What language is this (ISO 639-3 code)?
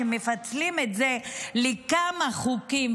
heb